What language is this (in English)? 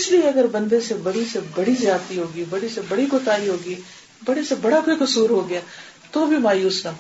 Urdu